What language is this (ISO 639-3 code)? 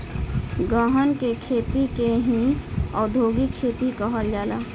bho